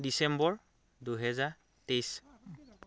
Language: Assamese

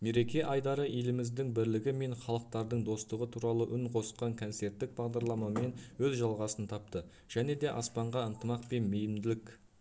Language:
Kazakh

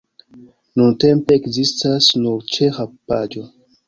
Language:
Esperanto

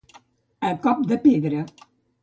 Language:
Catalan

